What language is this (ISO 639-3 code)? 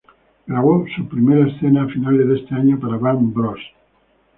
spa